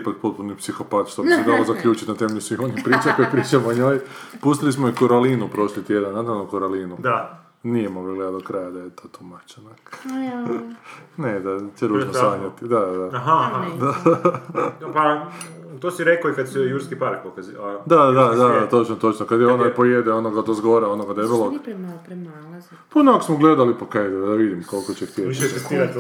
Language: Croatian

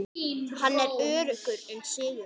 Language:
Icelandic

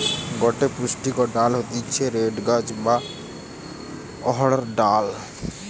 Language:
Bangla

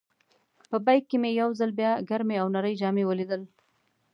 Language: Pashto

